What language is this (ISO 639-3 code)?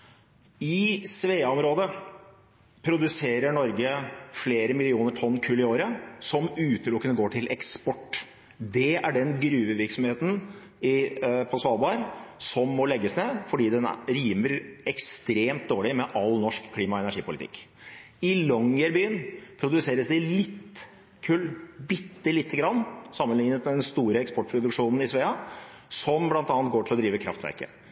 nob